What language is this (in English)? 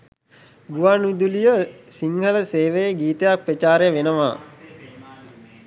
Sinhala